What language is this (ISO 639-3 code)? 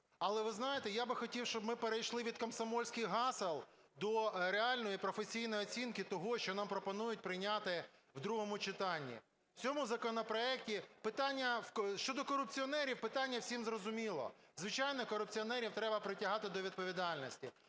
ukr